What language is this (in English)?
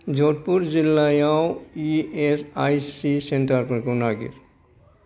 Bodo